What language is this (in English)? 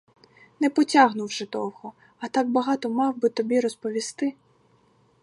Ukrainian